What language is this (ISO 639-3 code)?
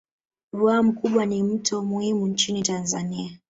swa